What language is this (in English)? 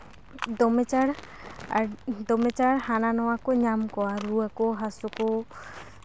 Santali